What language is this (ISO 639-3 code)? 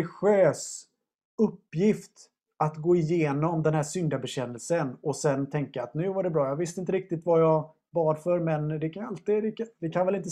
swe